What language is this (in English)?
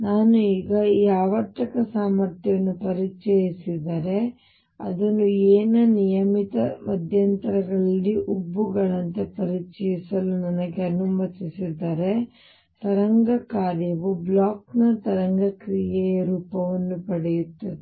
Kannada